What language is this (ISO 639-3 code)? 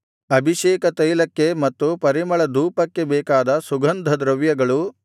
kan